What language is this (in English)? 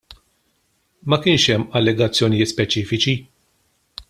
Maltese